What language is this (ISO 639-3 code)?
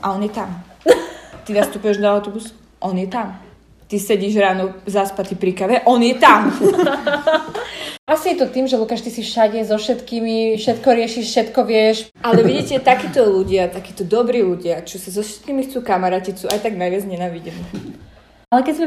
slk